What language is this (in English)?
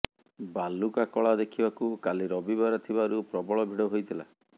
Odia